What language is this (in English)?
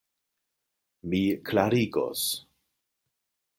Esperanto